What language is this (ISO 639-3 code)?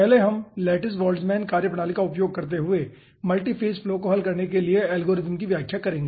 hin